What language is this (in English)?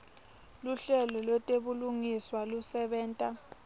Swati